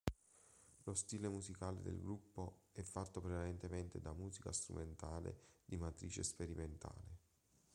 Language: Italian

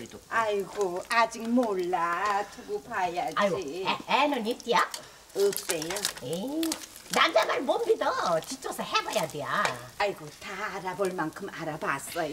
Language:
Korean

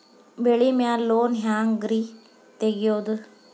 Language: Kannada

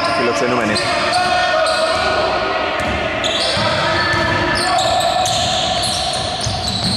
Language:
Greek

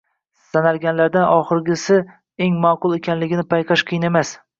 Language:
Uzbek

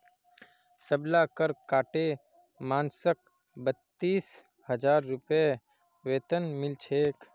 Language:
Magahi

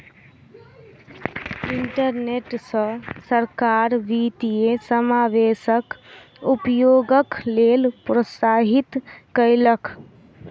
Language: Maithili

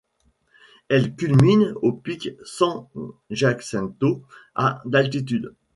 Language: French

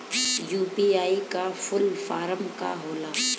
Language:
Bhojpuri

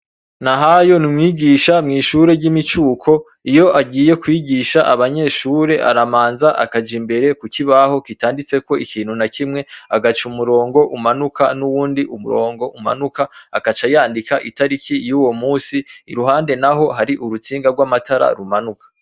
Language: Rundi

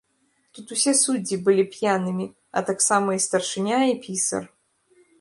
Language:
Belarusian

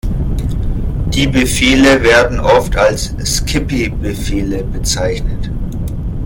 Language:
German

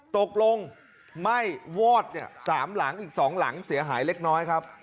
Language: Thai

